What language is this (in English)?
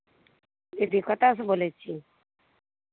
Maithili